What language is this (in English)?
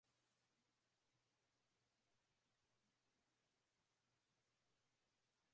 Swahili